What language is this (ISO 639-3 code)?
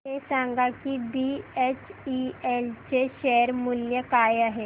mar